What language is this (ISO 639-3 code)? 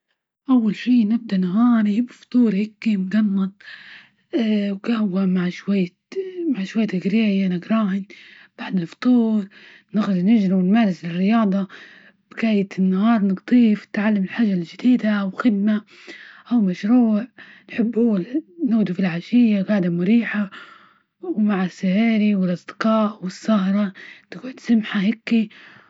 ayl